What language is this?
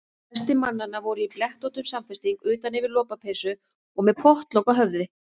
Icelandic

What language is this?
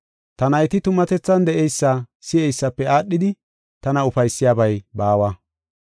Gofa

